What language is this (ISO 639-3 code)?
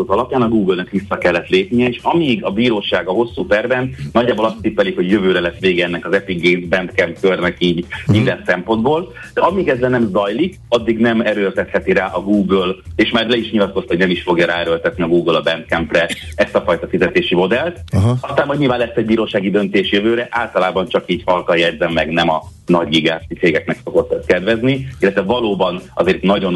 hun